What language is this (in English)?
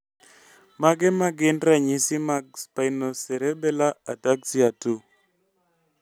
Luo (Kenya and Tanzania)